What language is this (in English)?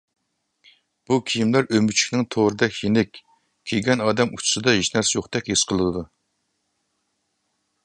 Uyghur